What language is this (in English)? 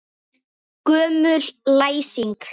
Icelandic